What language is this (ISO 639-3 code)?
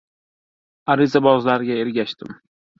uzb